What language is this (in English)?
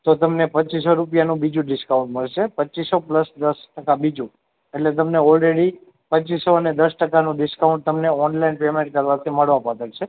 Gujarati